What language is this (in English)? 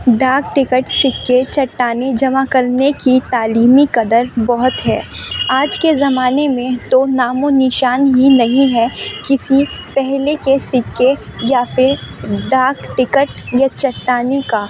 Urdu